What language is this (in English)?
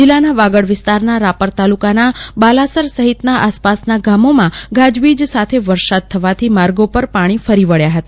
Gujarati